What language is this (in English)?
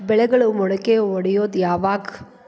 Kannada